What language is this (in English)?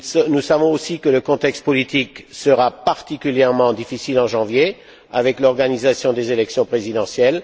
French